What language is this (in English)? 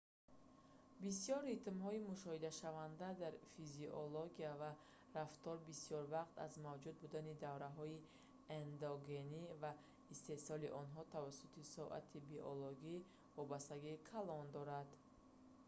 Tajik